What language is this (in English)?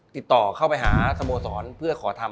Thai